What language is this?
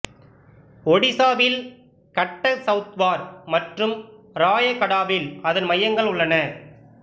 Tamil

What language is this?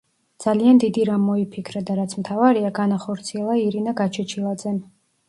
Georgian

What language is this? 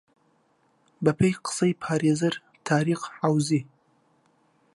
Central Kurdish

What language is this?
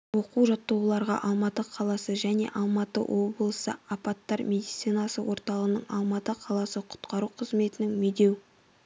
Kazakh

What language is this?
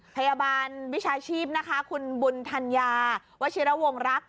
Thai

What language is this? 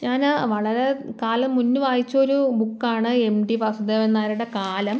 Malayalam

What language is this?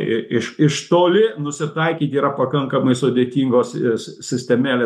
Lithuanian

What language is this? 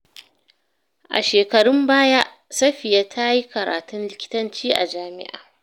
Hausa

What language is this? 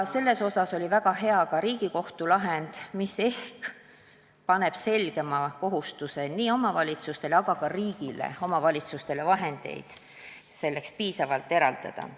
Estonian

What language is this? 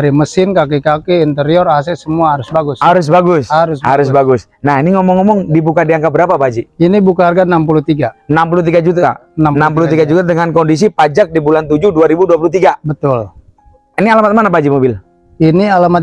Indonesian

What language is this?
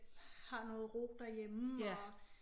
Danish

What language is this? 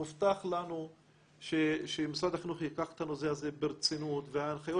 Hebrew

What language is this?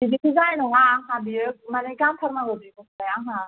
Bodo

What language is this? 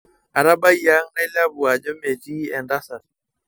Masai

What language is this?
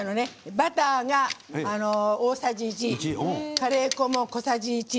Japanese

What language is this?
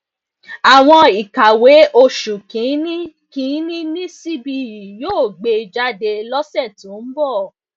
Yoruba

